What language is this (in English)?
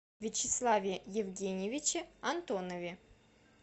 Russian